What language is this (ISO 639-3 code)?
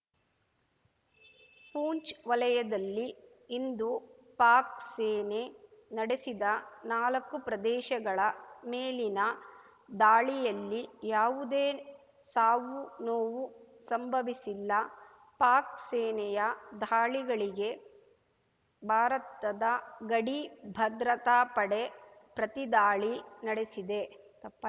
kan